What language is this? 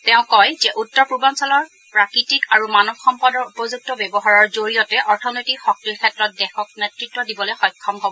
Assamese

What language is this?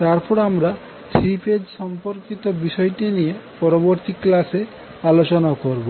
Bangla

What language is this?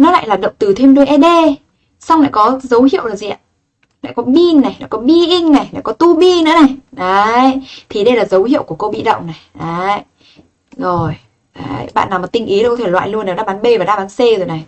Vietnamese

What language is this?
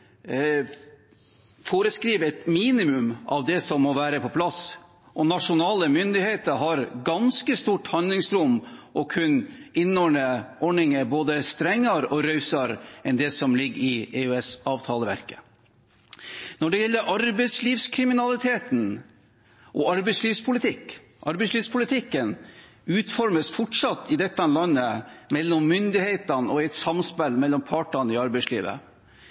Norwegian Bokmål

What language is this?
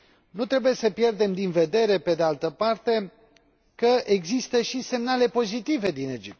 Romanian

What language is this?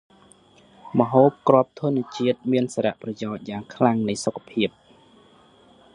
Khmer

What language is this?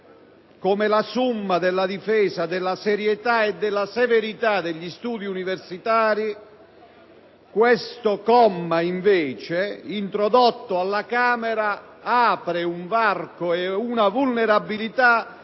Italian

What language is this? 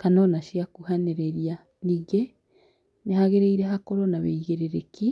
Kikuyu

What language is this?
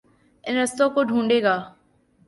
Urdu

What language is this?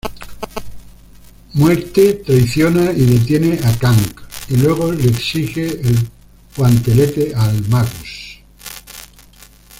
Spanish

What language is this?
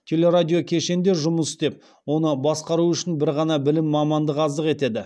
Kazakh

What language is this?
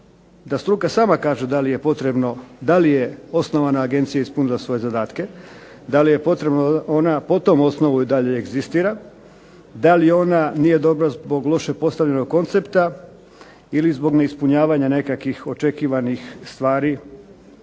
Croatian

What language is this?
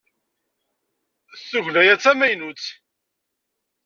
Kabyle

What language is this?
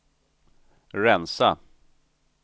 Swedish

